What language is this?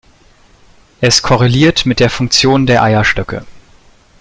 German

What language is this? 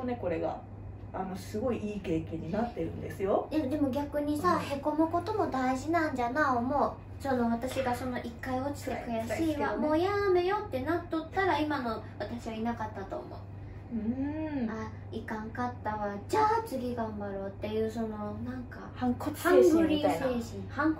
Japanese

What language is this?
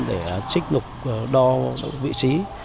Vietnamese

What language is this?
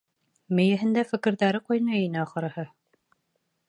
Bashkir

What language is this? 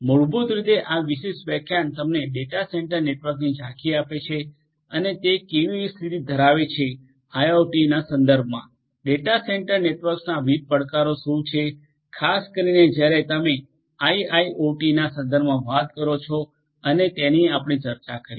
Gujarati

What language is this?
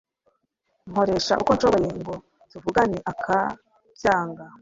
Kinyarwanda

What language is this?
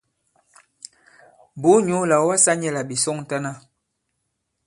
Bankon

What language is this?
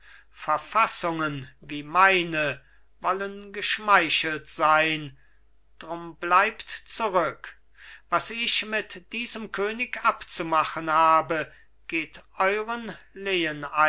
German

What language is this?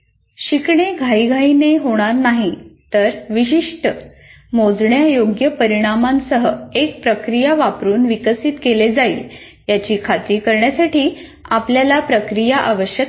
Marathi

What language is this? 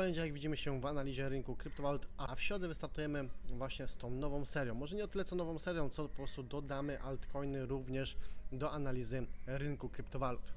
Polish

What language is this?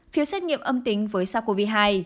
Vietnamese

